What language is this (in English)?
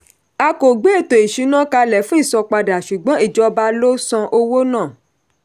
Yoruba